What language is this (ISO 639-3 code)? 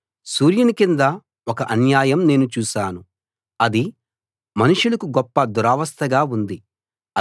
tel